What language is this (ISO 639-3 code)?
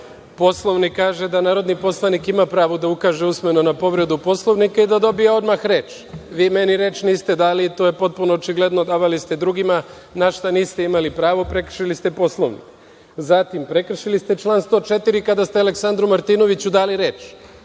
srp